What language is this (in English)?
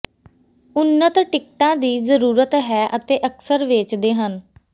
Punjabi